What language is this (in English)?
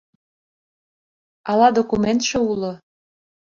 Mari